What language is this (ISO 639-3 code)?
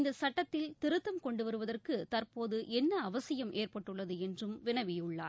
tam